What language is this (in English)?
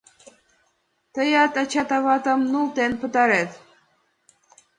Mari